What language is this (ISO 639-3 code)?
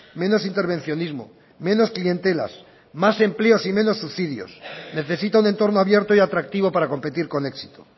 spa